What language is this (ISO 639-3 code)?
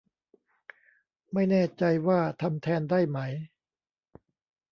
tha